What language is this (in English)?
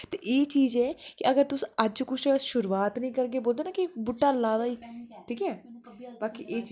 Dogri